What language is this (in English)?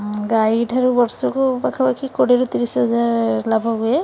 Odia